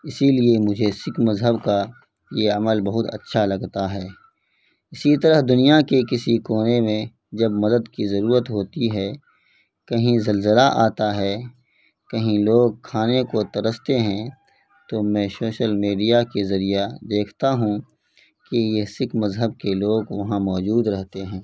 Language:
Urdu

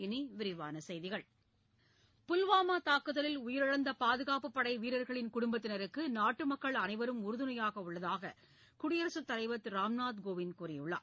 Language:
Tamil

